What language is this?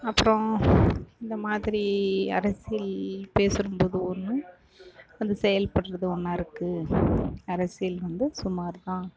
Tamil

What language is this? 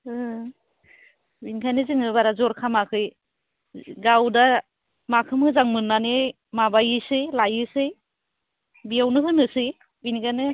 Bodo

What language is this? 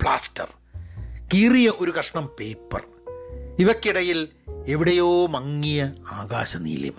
Malayalam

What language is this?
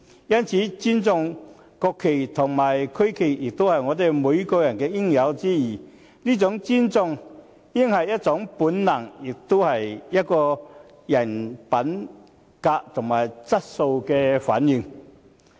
Cantonese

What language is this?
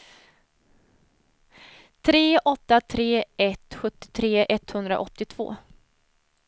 Swedish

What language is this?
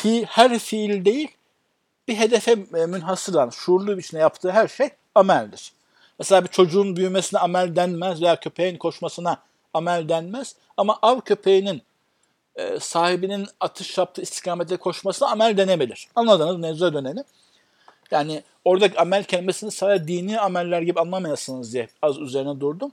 Turkish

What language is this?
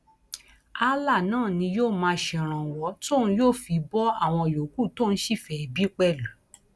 Yoruba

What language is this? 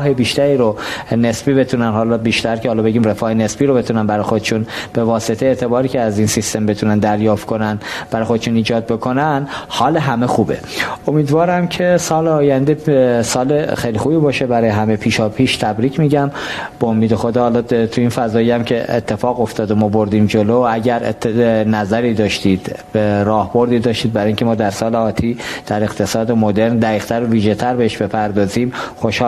Persian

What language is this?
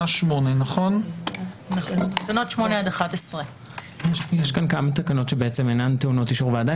Hebrew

